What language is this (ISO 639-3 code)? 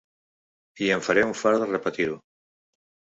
cat